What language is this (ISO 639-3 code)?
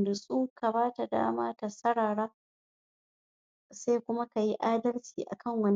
hau